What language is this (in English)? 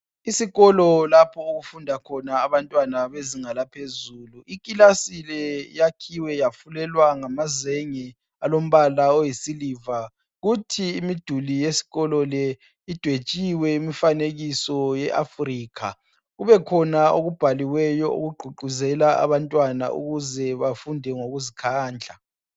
North Ndebele